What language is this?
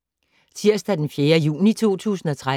Danish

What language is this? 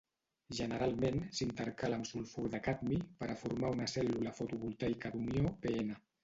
Catalan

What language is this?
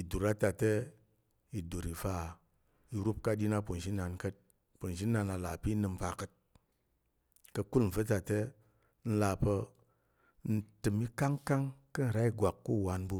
Tarok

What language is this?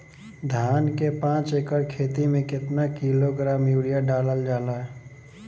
Bhojpuri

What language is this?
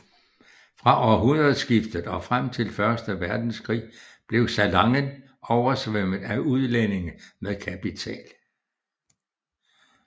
Danish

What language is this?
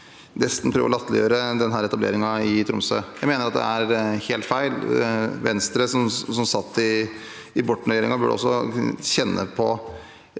Norwegian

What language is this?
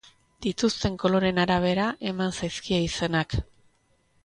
Basque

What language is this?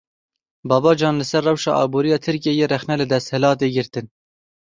Kurdish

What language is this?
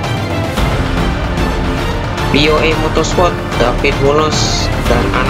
Indonesian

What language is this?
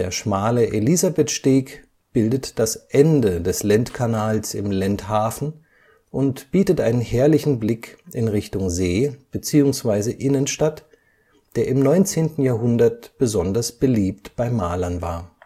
German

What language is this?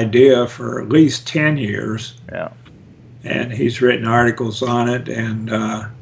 English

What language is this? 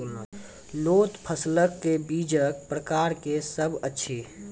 Maithili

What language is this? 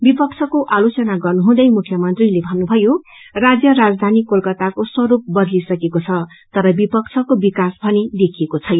Nepali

